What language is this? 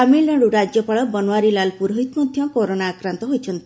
Odia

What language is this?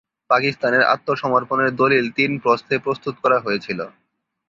Bangla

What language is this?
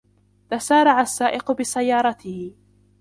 Arabic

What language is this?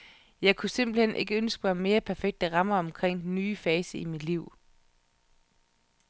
Danish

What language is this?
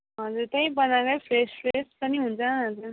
Nepali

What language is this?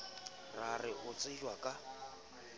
Southern Sotho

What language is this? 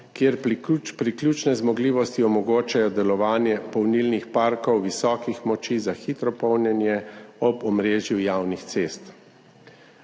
Slovenian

